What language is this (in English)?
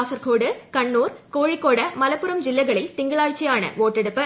Malayalam